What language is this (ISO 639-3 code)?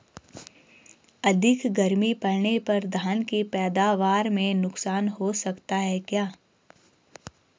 hin